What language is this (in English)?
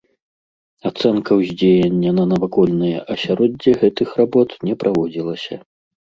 Belarusian